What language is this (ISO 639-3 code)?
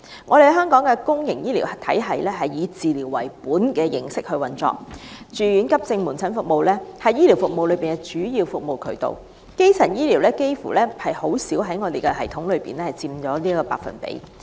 yue